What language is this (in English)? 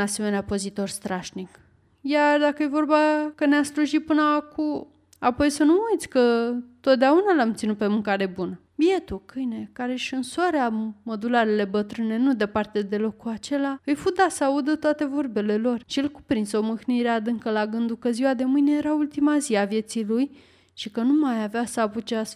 Romanian